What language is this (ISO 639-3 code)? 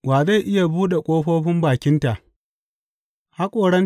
hau